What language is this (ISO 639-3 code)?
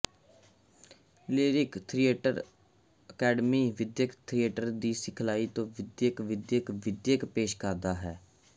pan